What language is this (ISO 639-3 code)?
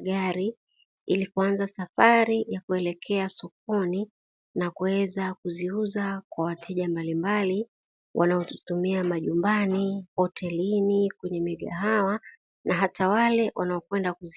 swa